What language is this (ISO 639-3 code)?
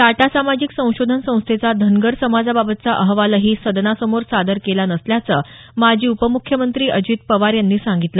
mar